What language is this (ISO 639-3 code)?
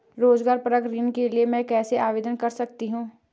hin